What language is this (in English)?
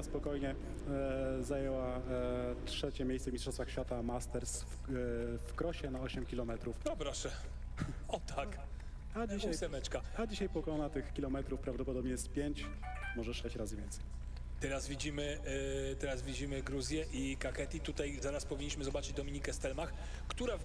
Polish